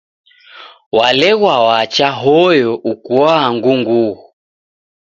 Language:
Taita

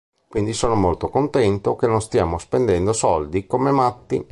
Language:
Italian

